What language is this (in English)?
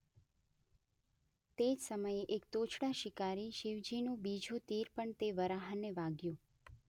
Gujarati